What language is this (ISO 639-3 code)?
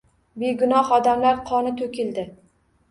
uzb